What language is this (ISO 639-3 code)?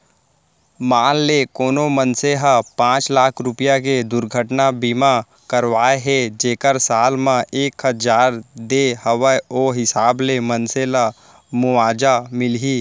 hne